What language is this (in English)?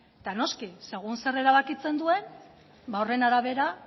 Basque